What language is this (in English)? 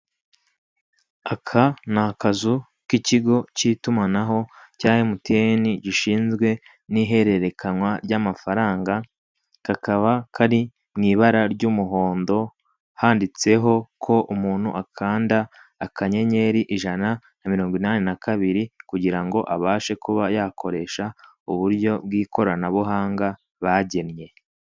Kinyarwanda